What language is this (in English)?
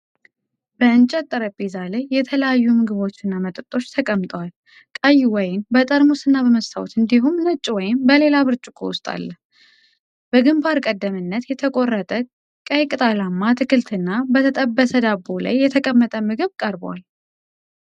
Amharic